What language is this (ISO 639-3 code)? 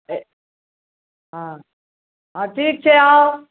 mai